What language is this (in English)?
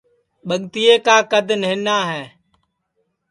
Sansi